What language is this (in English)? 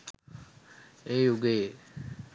Sinhala